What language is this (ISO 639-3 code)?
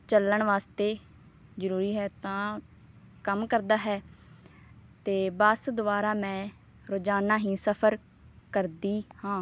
pan